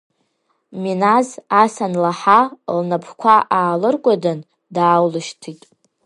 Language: Abkhazian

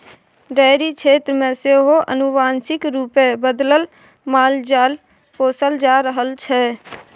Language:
Maithili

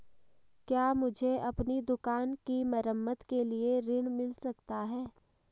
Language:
Hindi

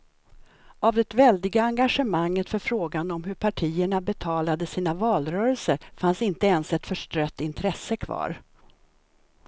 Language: Swedish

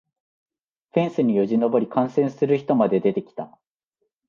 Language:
Japanese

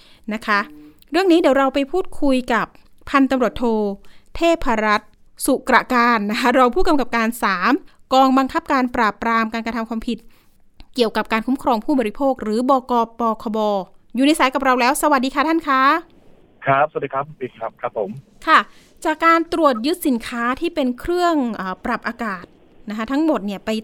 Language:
Thai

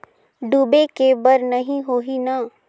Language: Chhattisgarhi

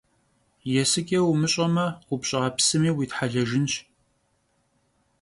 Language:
Kabardian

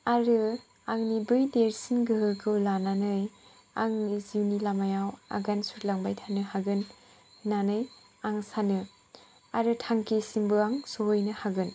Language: Bodo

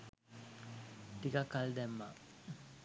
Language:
Sinhala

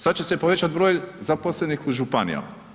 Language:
Croatian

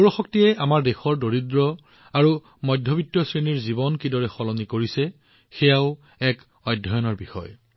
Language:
Assamese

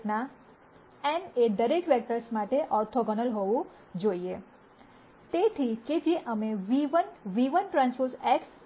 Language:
Gujarati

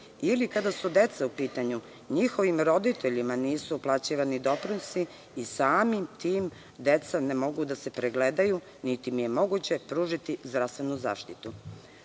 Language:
Serbian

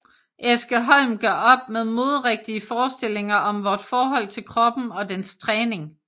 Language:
Danish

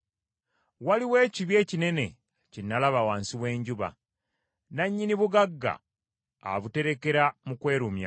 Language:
Ganda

